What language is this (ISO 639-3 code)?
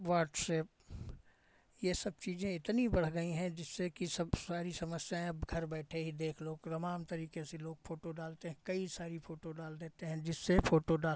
hin